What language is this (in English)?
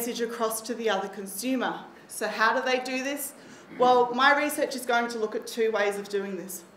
English